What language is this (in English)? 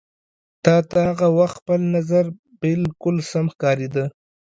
Pashto